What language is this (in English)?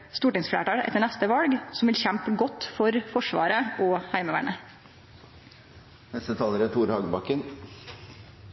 Norwegian Nynorsk